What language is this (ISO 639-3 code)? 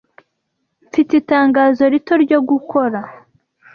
kin